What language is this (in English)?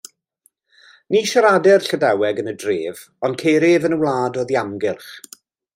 Welsh